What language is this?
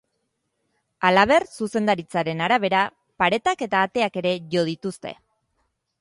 Basque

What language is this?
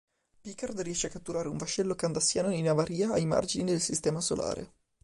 Italian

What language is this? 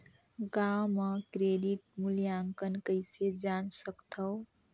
Chhattisgarhi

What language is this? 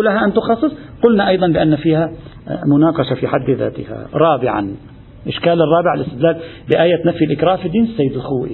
Arabic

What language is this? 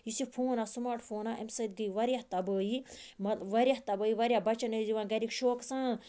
Kashmiri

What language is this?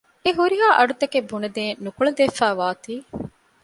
Divehi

